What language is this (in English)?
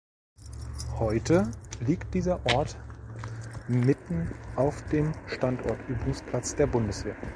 German